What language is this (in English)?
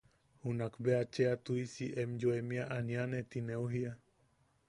Yaqui